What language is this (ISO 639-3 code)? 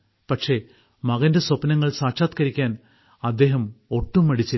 mal